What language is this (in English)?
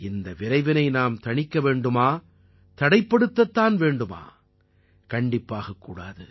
Tamil